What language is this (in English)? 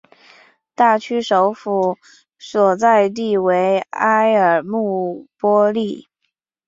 Chinese